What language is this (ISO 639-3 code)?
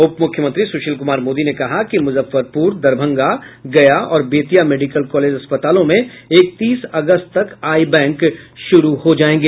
hin